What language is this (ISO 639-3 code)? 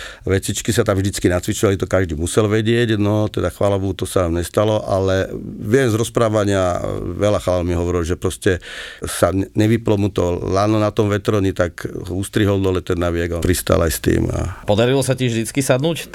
slk